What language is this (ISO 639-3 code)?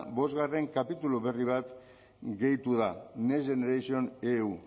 eus